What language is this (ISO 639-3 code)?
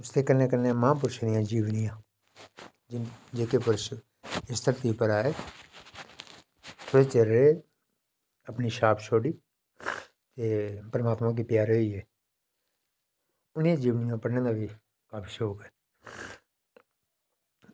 doi